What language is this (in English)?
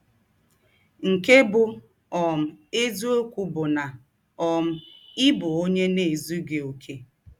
Igbo